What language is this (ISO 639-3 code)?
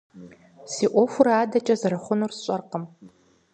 kbd